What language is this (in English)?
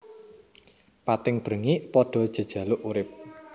Javanese